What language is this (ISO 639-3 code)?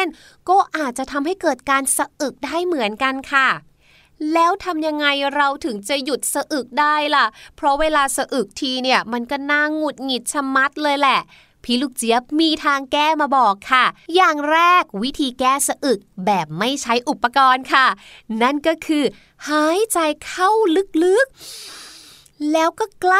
tha